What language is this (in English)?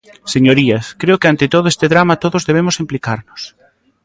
Galician